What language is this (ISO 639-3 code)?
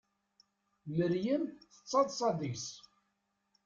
kab